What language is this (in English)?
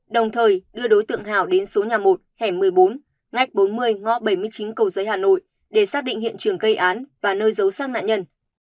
Vietnamese